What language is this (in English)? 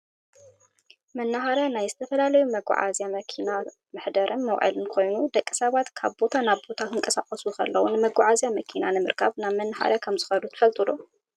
Tigrinya